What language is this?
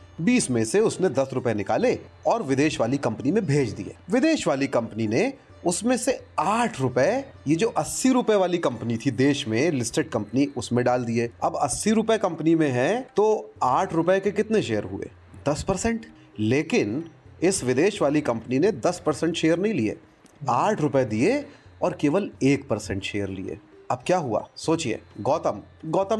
Hindi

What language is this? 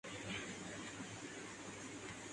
Urdu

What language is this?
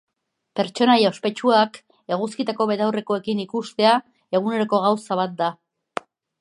Basque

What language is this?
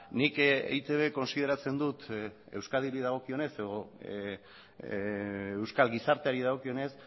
Basque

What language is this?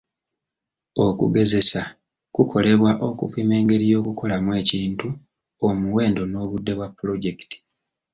Ganda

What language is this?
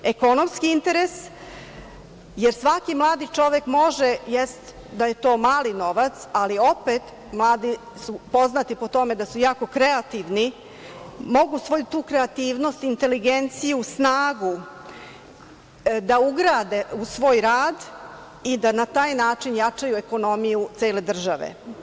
Serbian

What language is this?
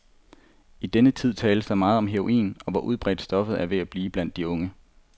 Danish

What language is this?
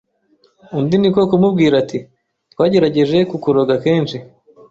Kinyarwanda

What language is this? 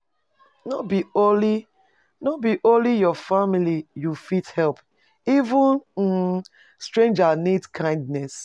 Nigerian Pidgin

